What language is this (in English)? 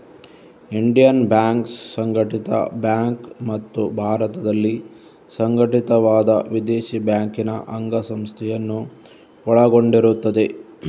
Kannada